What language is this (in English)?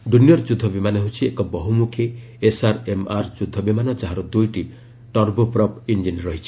Odia